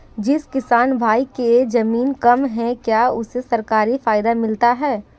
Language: Hindi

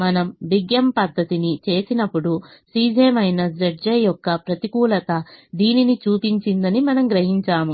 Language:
Telugu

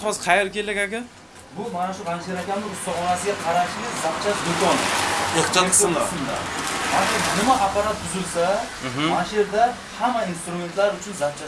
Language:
Turkish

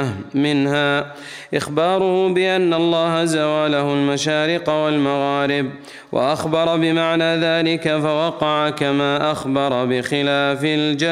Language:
Arabic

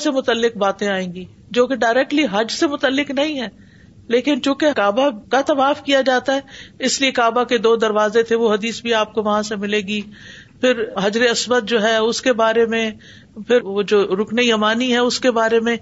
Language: Urdu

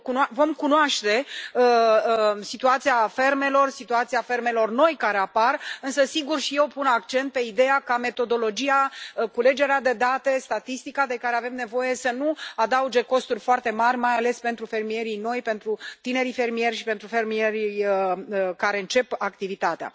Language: Romanian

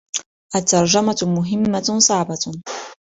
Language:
Arabic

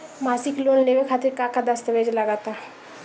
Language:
Bhojpuri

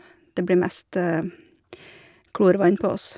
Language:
Norwegian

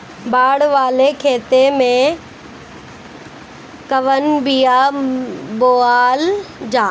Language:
Bhojpuri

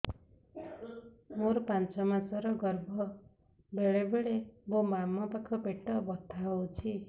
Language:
Odia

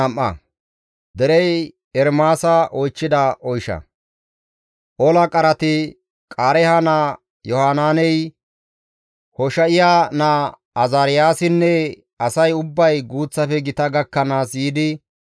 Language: Gamo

